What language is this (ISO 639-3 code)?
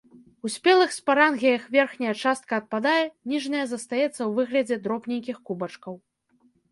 bel